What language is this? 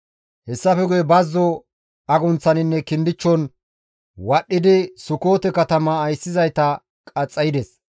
Gamo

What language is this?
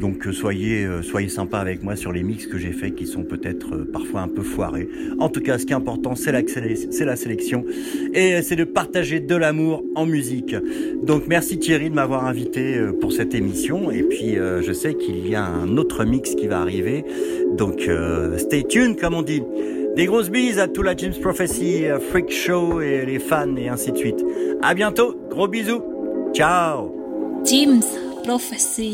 French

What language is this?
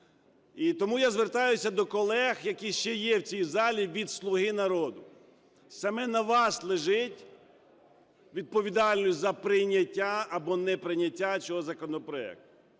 Ukrainian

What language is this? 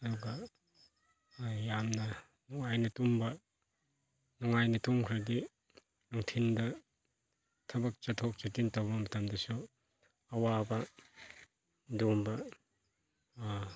Manipuri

